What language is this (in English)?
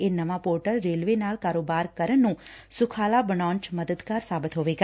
Punjabi